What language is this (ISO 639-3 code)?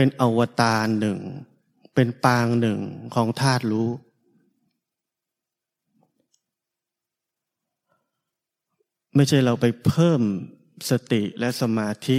tha